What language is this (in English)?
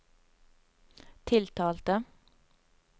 Norwegian